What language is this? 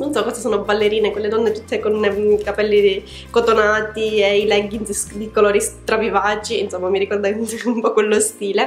Italian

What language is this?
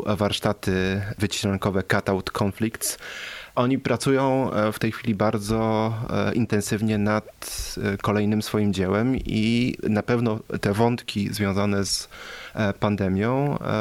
Polish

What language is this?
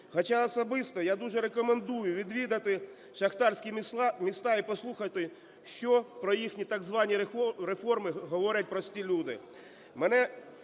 Ukrainian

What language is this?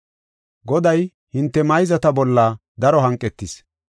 Gofa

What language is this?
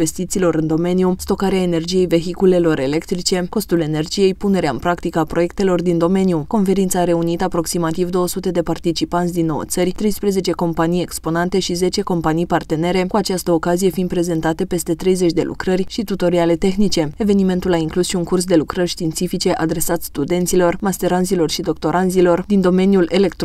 Romanian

